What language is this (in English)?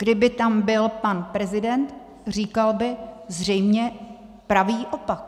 Czech